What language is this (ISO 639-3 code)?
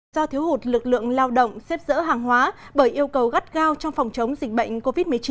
vie